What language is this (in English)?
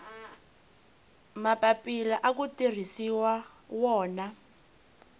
Tsonga